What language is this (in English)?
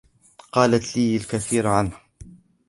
Arabic